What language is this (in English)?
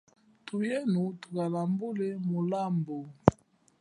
Chokwe